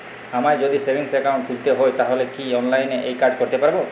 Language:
Bangla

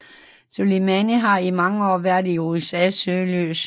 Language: Danish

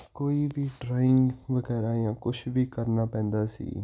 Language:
Punjabi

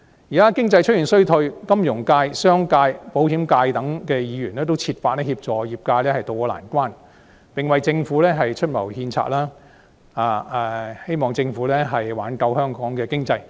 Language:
Cantonese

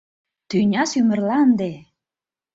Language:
Mari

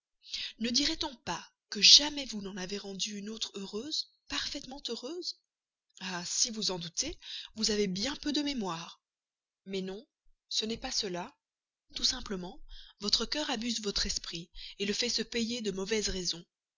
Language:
French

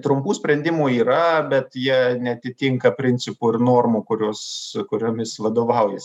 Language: Lithuanian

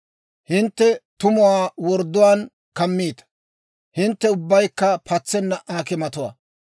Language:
Dawro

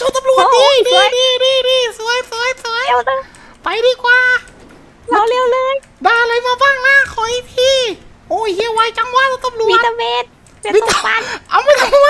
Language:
Thai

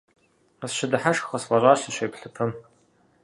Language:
Kabardian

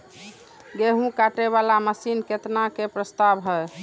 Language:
Maithili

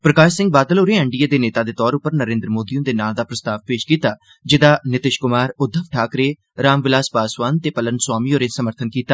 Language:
Dogri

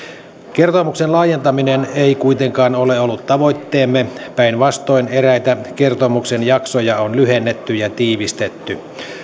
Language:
Finnish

